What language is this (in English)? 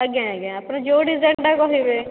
Odia